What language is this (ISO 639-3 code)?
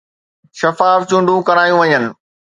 snd